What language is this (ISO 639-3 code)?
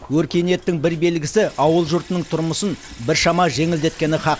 kaz